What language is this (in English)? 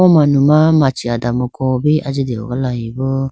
Idu-Mishmi